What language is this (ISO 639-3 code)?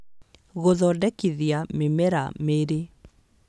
kik